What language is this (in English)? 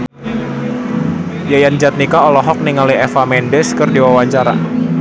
Sundanese